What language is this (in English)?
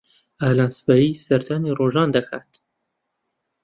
Central Kurdish